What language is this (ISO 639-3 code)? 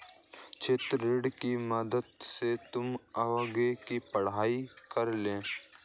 hin